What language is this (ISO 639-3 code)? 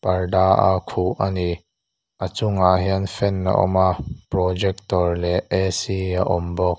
lus